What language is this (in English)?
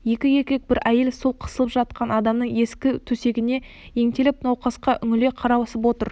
Kazakh